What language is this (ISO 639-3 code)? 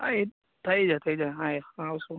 guj